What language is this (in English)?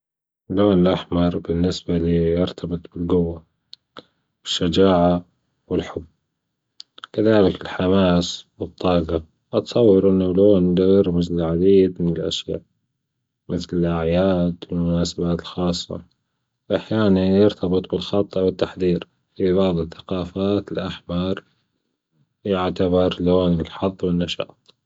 Gulf Arabic